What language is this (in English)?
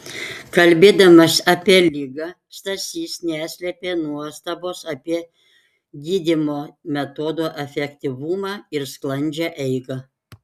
Lithuanian